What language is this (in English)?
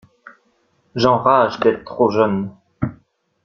French